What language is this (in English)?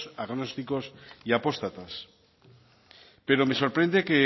Spanish